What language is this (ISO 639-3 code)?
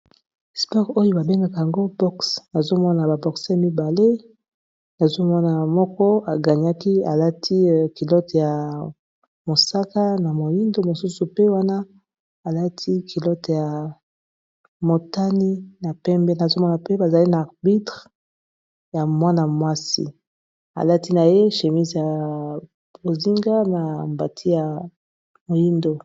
lin